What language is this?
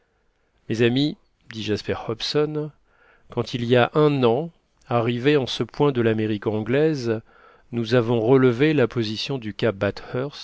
French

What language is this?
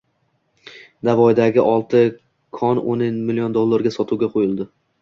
Uzbek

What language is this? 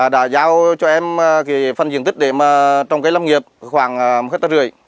Vietnamese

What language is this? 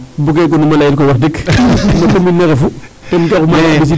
Serer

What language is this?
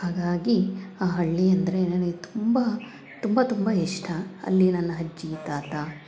Kannada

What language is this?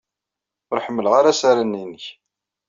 Kabyle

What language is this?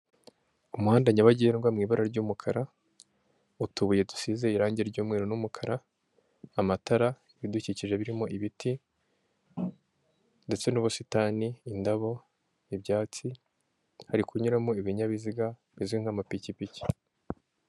Kinyarwanda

